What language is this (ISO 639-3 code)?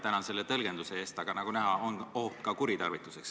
est